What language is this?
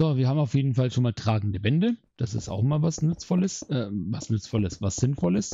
German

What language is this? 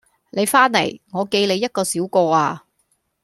Cantonese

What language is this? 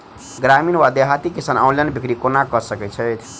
Maithili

